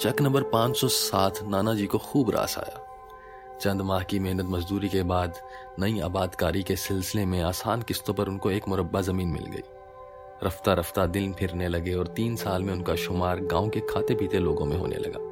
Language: Hindi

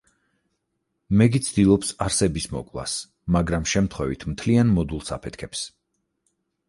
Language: Georgian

